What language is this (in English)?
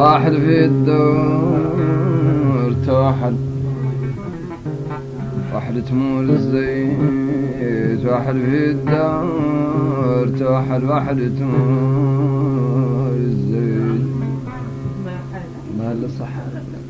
Arabic